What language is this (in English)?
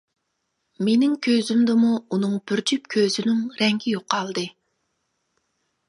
Uyghur